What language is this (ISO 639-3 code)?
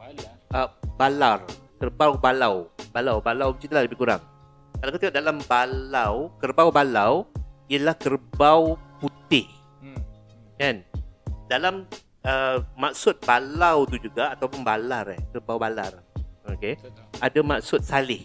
msa